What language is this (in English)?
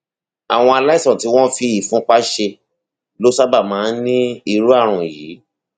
Yoruba